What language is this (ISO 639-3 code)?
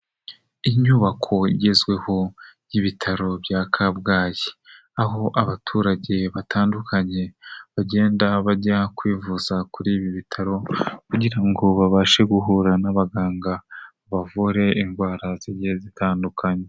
kin